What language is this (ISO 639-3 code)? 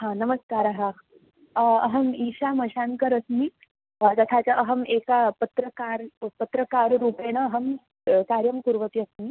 san